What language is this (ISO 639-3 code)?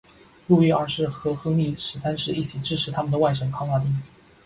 zho